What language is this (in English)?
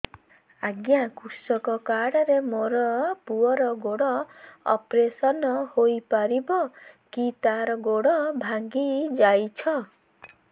Odia